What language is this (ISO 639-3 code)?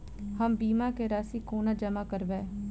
mai